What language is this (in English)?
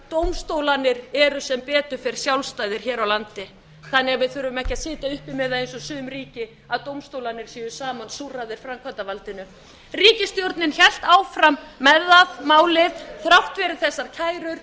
Icelandic